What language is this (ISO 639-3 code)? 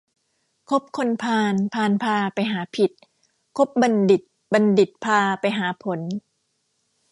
tha